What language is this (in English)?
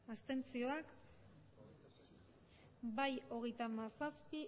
Basque